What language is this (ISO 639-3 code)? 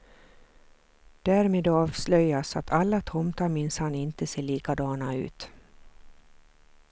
swe